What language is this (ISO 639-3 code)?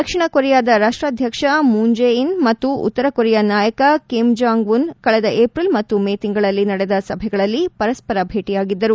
kan